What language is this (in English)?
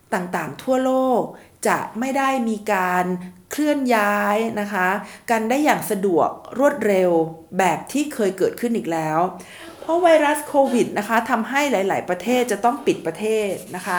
Thai